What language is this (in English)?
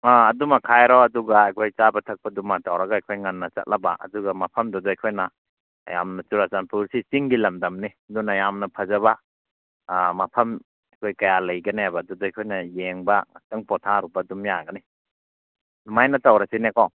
Manipuri